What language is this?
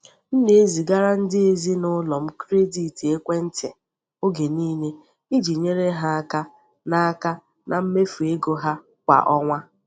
Igbo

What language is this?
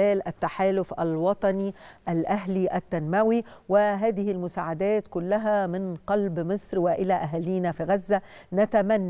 Arabic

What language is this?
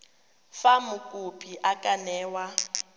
Tswana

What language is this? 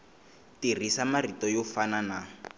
Tsonga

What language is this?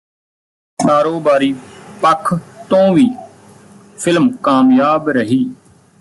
Punjabi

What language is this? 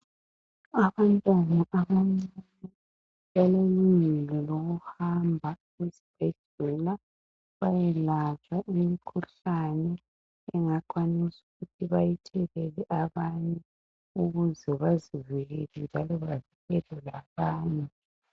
North Ndebele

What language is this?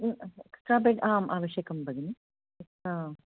Sanskrit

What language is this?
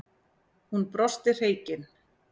Icelandic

